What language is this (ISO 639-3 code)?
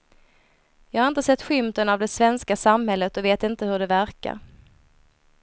swe